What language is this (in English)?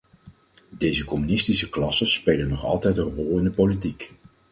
Dutch